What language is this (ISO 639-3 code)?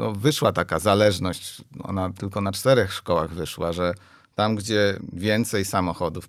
pol